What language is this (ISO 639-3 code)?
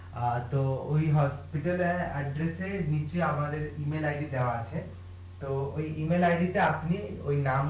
ben